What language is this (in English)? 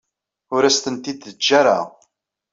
Kabyle